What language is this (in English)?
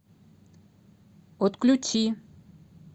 Russian